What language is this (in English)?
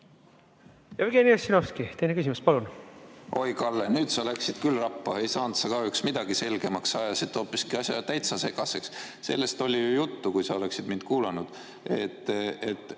Estonian